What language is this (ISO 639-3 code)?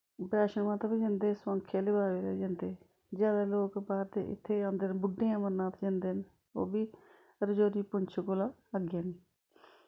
doi